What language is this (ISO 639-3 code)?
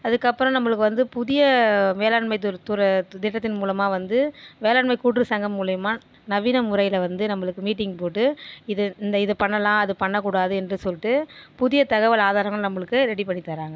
tam